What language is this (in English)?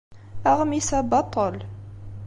Kabyle